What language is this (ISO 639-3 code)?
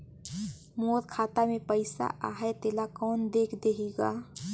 hne